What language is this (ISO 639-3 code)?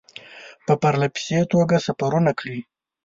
pus